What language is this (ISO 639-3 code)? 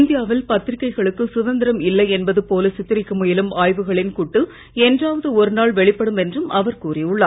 tam